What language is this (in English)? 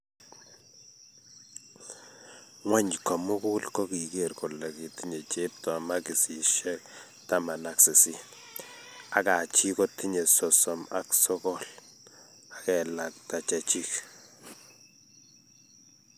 Kalenjin